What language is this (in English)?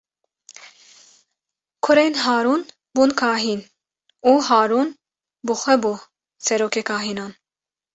Kurdish